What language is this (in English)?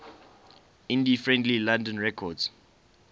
English